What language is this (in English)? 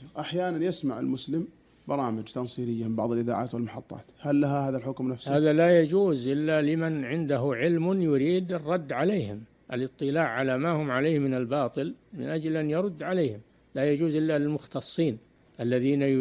Arabic